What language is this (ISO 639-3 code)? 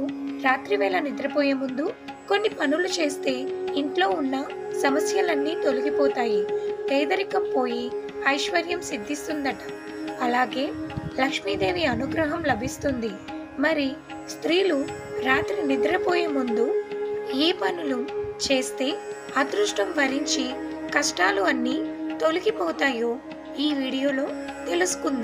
tel